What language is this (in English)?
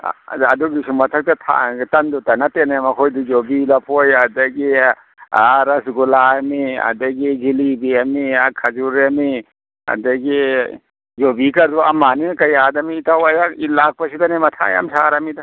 Manipuri